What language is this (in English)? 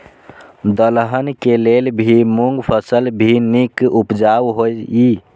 Maithili